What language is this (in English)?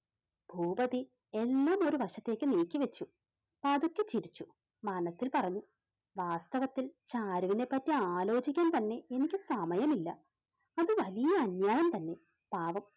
Malayalam